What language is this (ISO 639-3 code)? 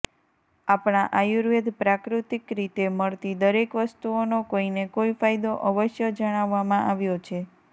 guj